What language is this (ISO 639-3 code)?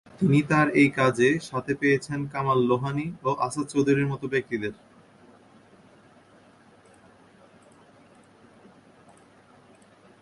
ben